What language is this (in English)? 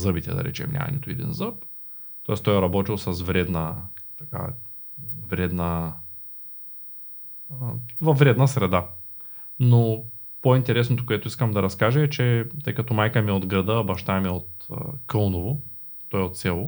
Bulgarian